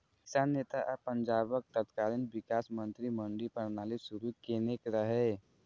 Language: Maithili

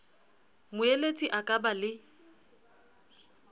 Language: Southern Sotho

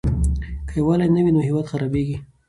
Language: Pashto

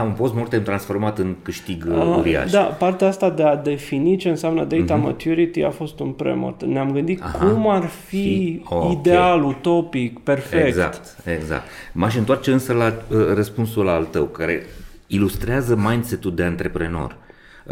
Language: Romanian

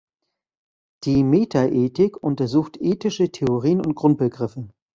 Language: German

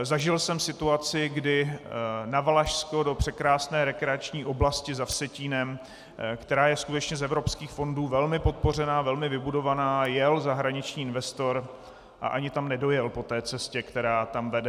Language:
Czech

